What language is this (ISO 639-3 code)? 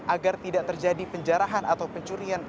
ind